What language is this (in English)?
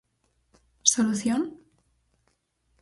Galician